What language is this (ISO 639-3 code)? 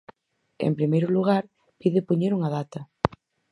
glg